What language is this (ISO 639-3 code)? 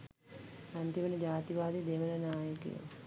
sin